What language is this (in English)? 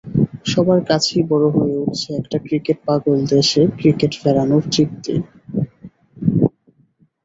Bangla